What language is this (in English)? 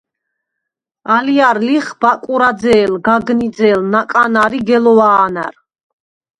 Svan